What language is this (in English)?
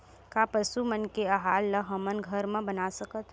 Chhattisgarhi